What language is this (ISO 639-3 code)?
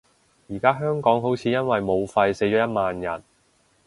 yue